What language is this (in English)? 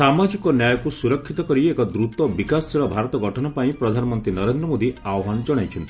Odia